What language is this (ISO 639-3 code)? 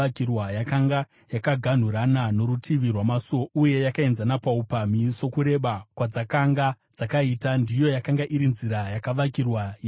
sna